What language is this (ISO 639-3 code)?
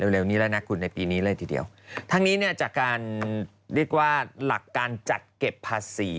tha